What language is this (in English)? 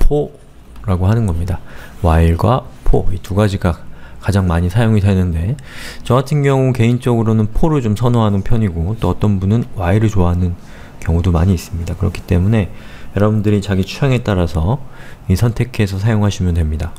Korean